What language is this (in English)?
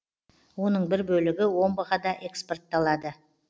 Kazakh